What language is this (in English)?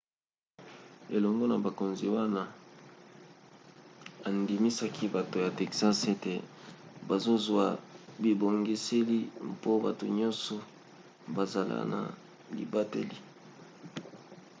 Lingala